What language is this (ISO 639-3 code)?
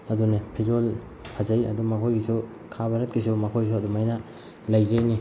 mni